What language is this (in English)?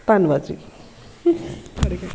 Punjabi